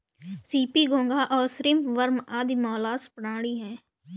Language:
Hindi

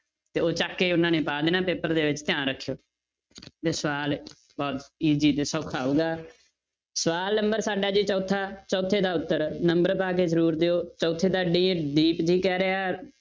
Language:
Punjabi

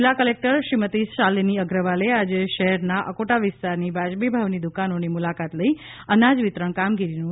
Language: Gujarati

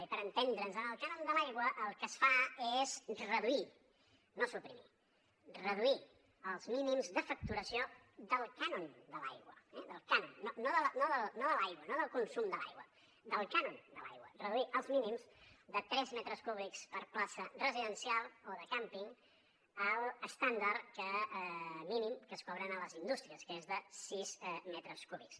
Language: Catalan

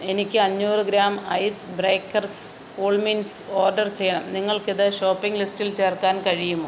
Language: Malayalam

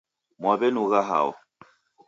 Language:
Taita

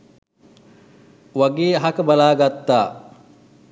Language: Sinhala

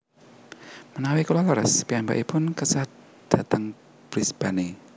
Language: Javanese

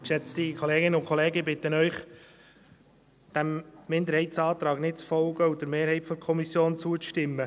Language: Swiss German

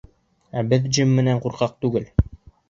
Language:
Bashkir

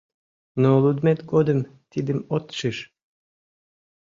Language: Mari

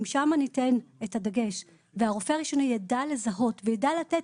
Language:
Hebrew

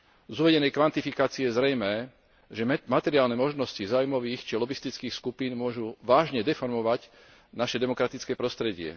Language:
Slovak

